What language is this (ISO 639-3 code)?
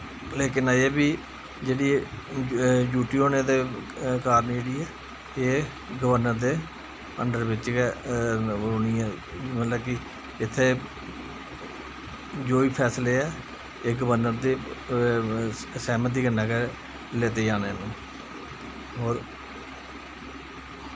doi